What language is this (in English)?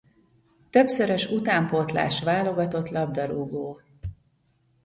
Hungarian